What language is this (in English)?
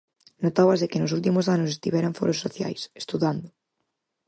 Galician